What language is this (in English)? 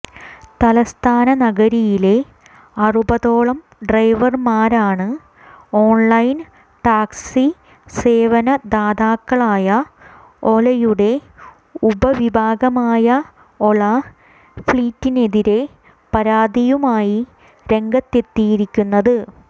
Malayalam